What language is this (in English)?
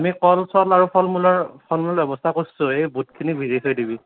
Assamese